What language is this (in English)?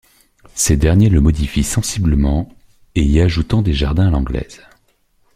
French